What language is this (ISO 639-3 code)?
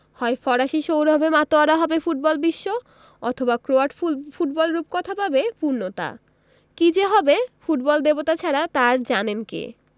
ben